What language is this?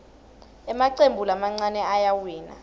Swati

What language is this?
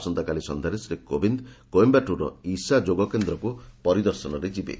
Odia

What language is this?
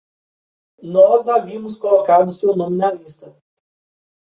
Portuguese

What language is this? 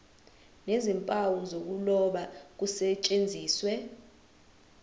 Zulu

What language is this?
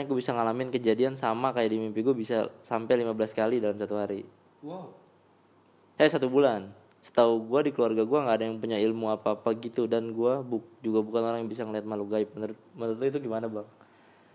Indonesian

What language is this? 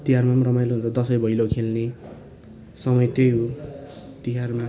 Nepali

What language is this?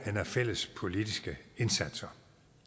Danish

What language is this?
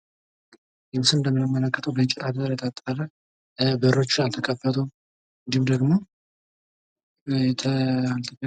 Amharic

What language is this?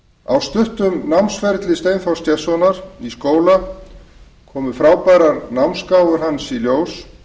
Icelandic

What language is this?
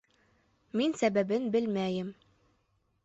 Bashkir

